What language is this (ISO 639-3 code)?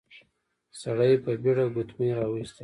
pus